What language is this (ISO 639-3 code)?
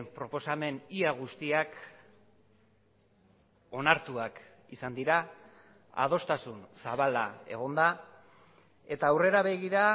eus